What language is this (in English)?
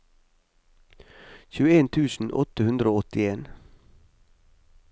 Norwegian